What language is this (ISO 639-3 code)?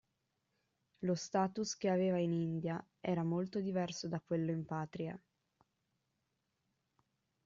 ita